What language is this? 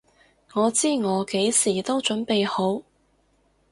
Cantonese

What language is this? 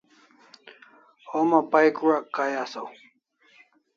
Kalasha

